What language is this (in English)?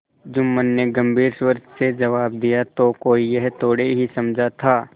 Hindi